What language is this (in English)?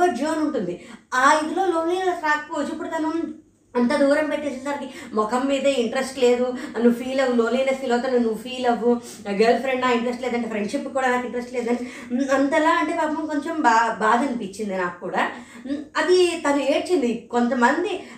Telugu